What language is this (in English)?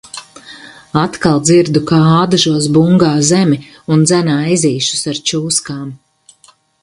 Latvian